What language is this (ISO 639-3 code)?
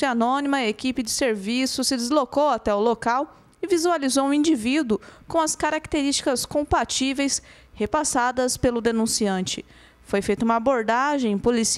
por